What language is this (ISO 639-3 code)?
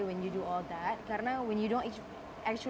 ind